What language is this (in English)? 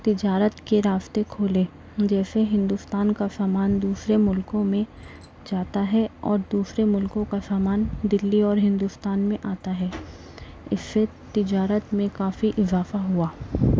Urdu